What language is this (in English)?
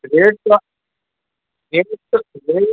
Urdu